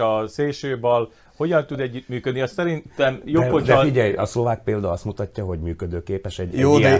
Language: Hungarian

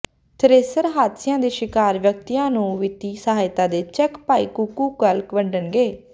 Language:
Punjabi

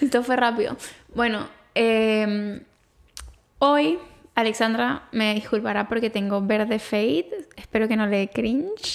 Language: Spanish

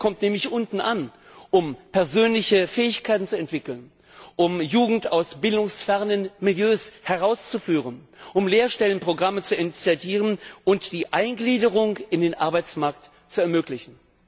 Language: German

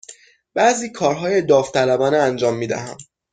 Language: Persian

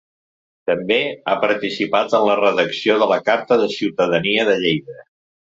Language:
Catalan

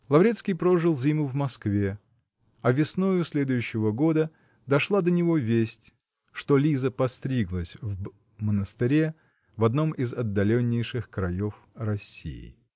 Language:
Russian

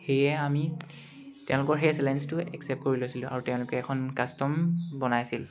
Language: Assamese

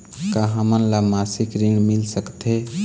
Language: Chhattisgarhi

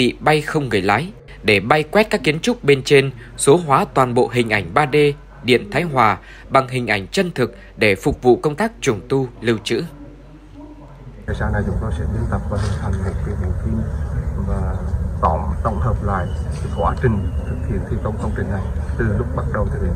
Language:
Vietnamese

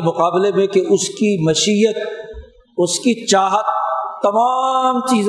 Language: Urdu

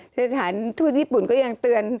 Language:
Thai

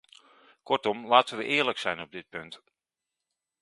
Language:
Dutch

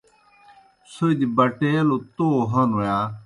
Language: Kohistani Shina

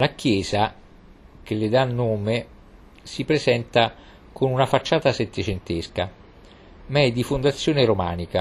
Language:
Italian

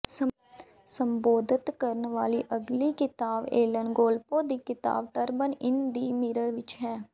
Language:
Punjabi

